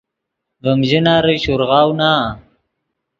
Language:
Yidgha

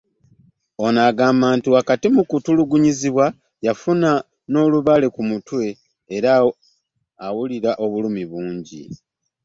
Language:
Ganda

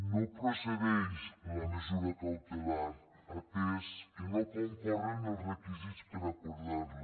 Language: Catalan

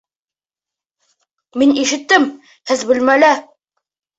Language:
Bashkir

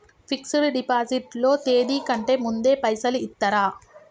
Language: Telugu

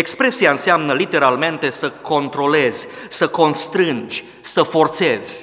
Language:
Romanian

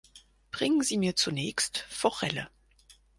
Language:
German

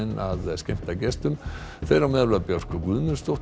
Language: Icelandic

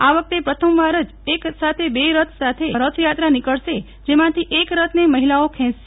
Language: Gujarati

